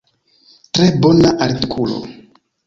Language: Esperanto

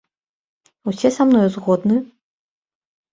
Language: Belarusian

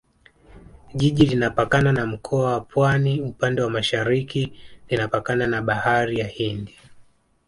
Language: Swahili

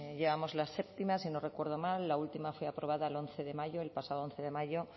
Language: Spanish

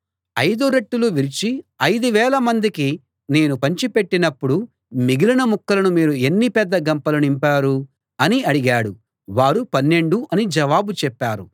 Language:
Telugu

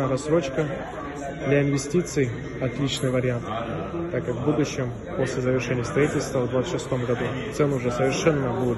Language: Russian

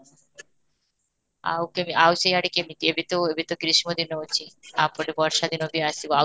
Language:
Odia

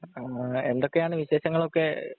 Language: Malayalam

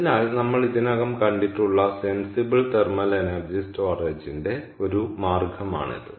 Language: Malayalam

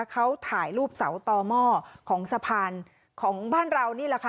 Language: Thai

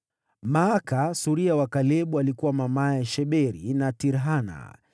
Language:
Swahili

